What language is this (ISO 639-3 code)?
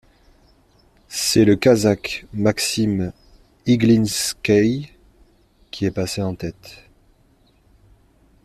fra